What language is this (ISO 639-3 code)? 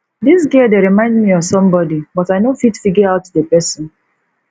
pcm